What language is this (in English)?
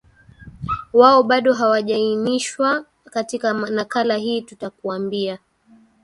Swahili